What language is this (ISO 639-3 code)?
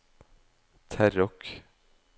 nor